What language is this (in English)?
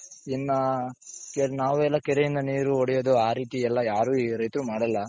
Kannada